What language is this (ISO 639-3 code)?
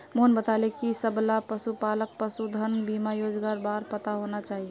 mag